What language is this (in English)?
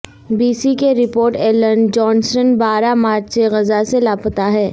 Urdu